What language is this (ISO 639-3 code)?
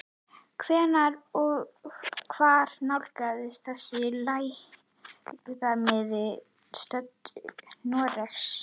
isl